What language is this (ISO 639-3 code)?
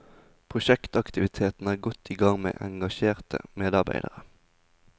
nor